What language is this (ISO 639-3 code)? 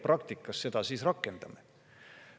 est